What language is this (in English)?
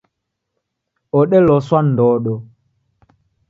Taita